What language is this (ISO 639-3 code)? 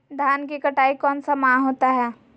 mag